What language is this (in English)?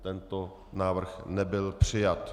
Czech